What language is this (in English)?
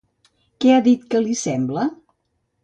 Catalan